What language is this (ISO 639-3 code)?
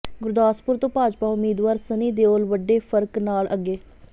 pan